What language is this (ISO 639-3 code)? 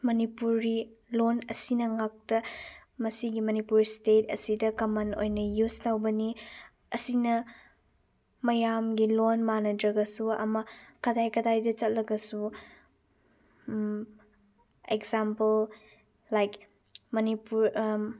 mni